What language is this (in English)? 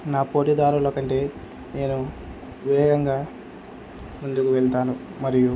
Telugu